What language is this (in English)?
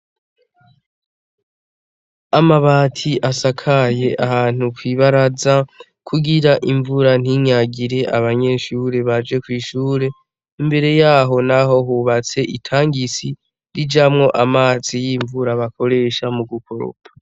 Rundi